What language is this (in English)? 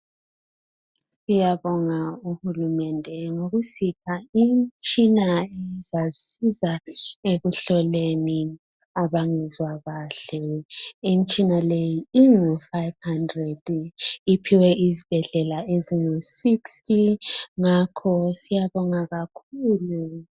North Ndebele